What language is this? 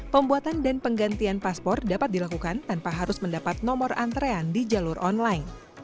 Indonesian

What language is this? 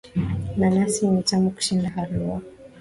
Swahili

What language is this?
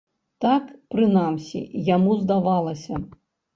Belarusian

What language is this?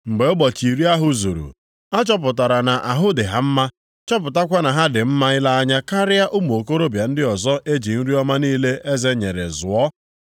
Igbo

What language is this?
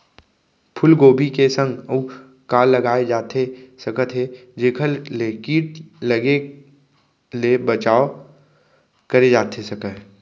Chhattisgarhi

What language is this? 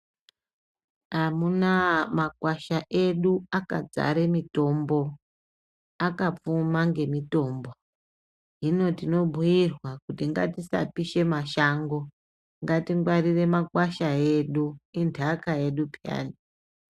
Ndau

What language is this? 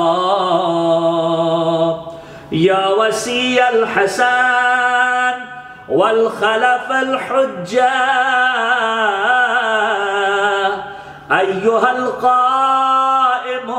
Arabic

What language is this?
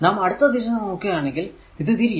Malayalam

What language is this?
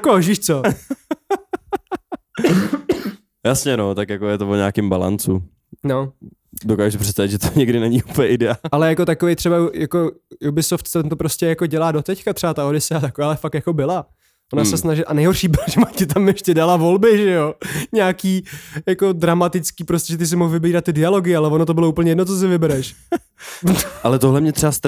Czech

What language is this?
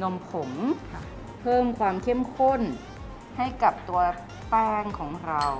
Thai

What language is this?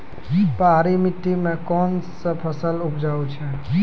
Maithili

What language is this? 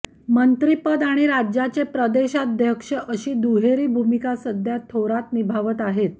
Marathi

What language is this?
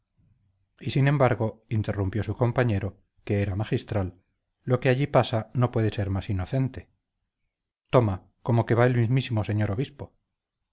Spanish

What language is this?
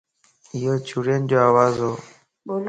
Lasi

